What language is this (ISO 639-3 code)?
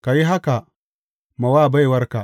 hau